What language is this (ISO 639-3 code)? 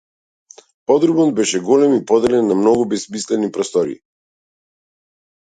mkd